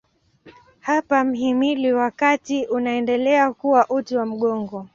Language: Swahili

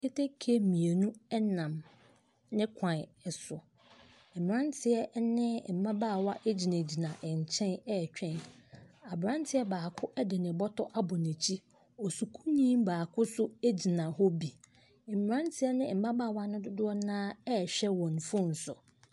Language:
Akan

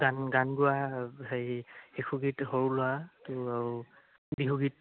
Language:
Assamese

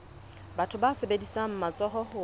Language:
Southern Sotho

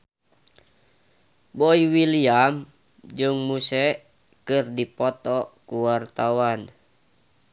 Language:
Sundanese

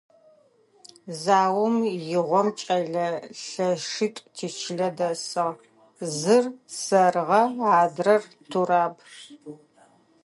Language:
Adyghe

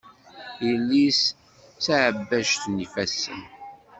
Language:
Kabyle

